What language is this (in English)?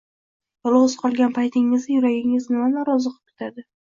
Uzbek